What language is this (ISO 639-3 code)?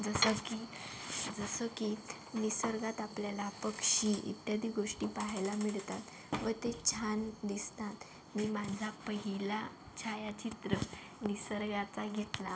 mar